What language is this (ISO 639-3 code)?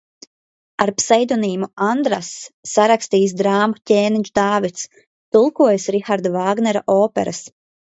lav